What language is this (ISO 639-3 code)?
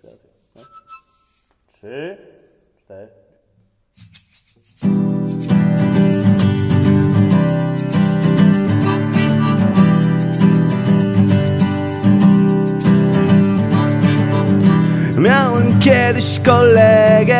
pol